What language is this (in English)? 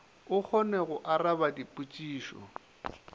Northern Sotho